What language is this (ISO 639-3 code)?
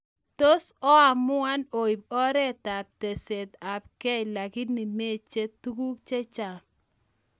kln